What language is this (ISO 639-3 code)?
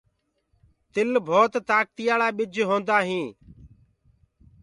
ggg